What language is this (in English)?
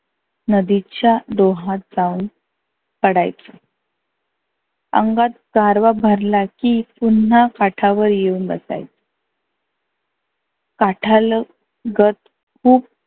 Marathi